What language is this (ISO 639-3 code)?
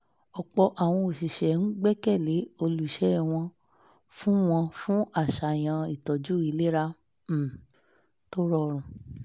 yor